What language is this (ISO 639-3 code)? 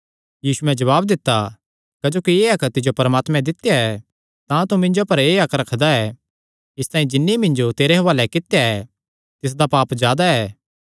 xnr